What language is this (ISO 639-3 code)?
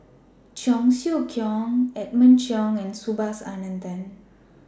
eng